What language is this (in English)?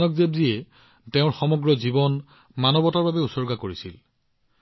Assamese